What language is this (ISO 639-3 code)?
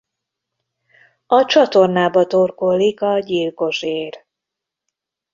hun